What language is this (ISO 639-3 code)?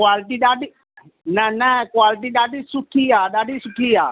snd